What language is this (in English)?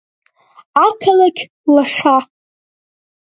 Abkhazian